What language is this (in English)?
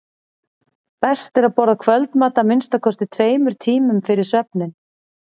Icelandic